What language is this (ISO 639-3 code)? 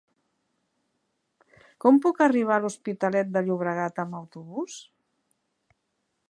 cat